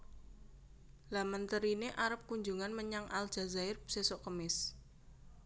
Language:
Javanese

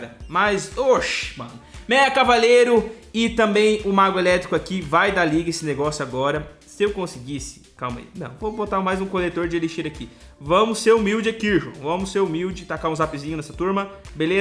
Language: Portuguese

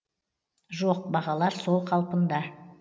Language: Kazakh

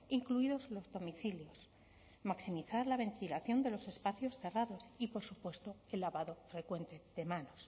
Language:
Spanish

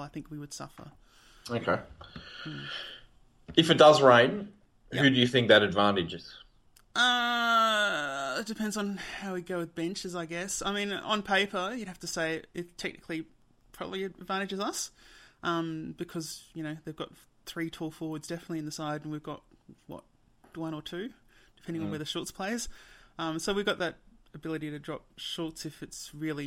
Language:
English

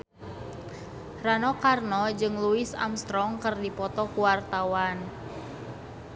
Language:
Sundanese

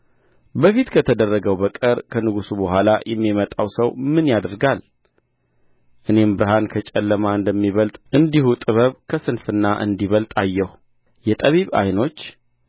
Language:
Amharic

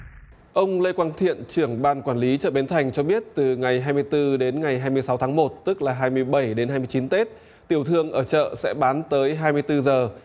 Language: Vietnamese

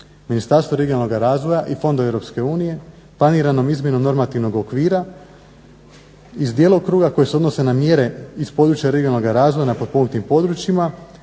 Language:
Croatian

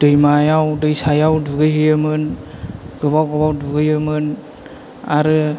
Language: Bodo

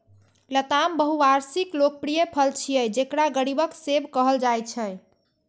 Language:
Maithili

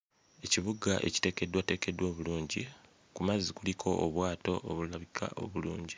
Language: Ganda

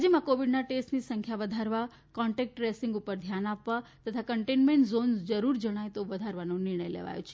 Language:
Gujarati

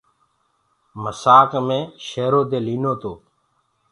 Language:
Gurgula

